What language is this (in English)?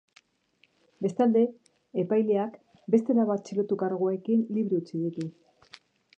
Basque